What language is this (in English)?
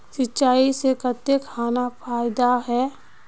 Magahi